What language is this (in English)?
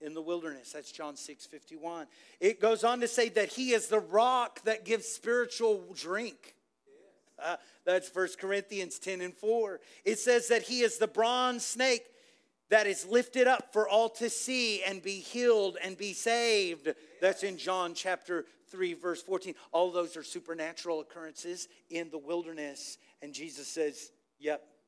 English